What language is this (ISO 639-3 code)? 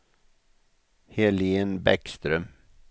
swe